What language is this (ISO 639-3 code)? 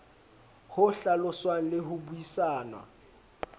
sot